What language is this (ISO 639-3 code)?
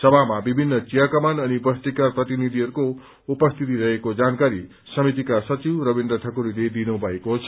nep